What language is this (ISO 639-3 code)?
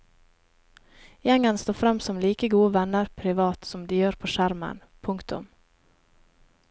nor